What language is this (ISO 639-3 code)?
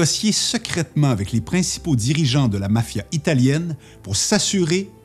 fra